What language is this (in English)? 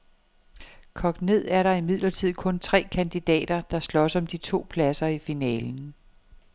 Danish